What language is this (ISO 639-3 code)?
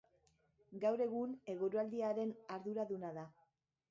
eus